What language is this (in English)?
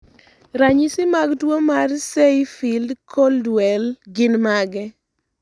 Luo (Kenya and Tanzania)